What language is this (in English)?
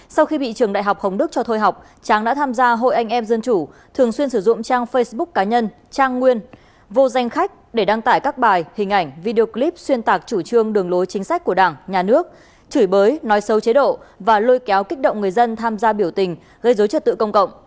Vietnamese